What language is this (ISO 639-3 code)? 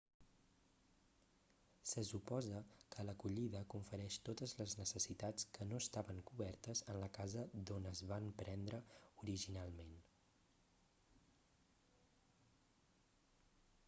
cat